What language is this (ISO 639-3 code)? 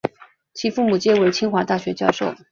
zho